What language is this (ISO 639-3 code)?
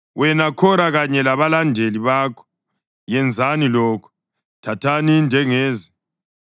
nde